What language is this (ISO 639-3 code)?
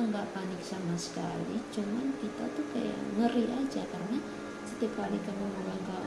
ind